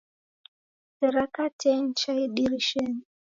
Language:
Taita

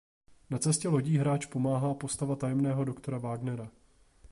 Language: Czech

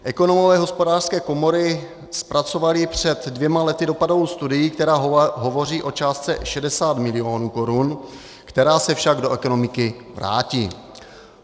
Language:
Czech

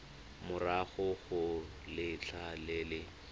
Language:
Tswana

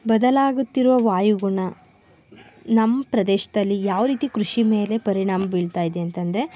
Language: Kannada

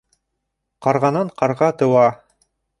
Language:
Bashkir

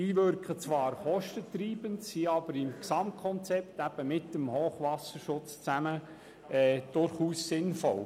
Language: Swiss German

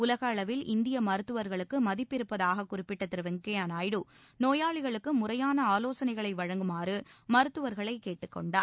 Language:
Tamil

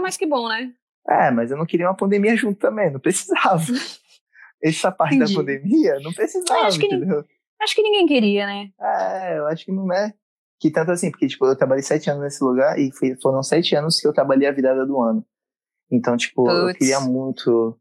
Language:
Portuguese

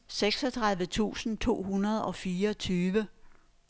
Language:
Danish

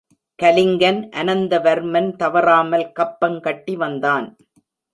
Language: Tamil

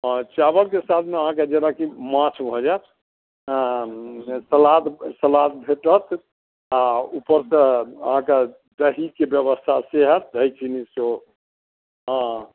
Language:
Maithili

